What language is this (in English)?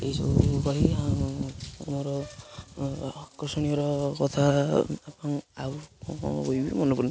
Odia